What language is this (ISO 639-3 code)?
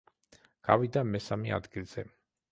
kat